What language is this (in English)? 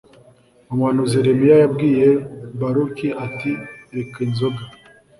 Kinyarwanda